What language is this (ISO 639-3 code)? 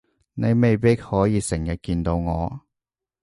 yue